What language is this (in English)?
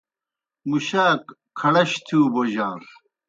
Kohistani Shina